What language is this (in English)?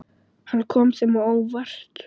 Icelandic